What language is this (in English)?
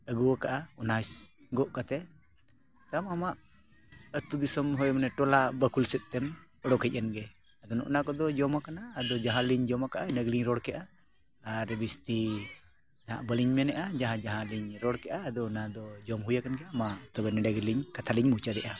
Santali